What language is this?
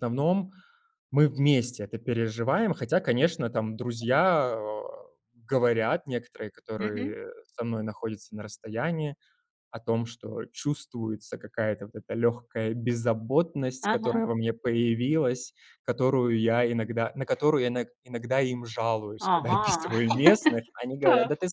Russian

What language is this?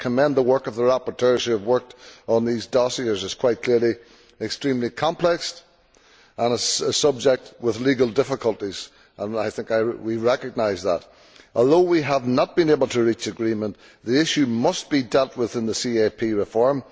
English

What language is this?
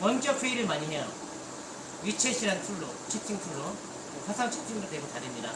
Korean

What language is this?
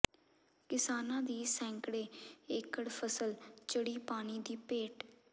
Punjabi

